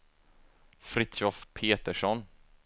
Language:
Swedish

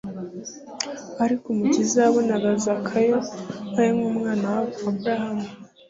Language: Kinyarwanda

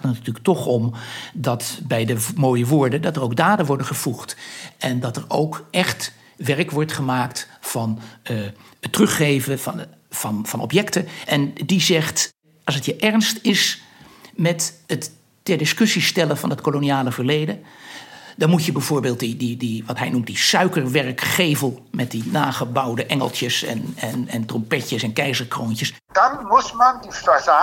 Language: Dutch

